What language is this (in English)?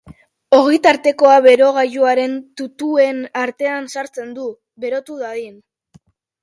Basque